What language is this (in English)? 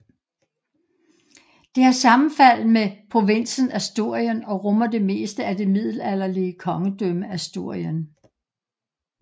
Danish